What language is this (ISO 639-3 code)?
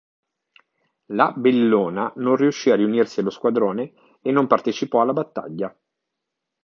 ita